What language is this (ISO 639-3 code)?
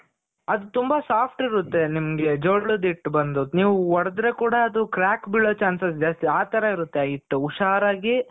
kan